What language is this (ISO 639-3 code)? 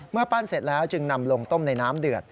tha